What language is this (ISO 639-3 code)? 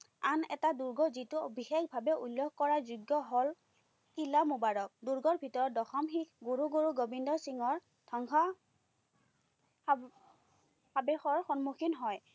asm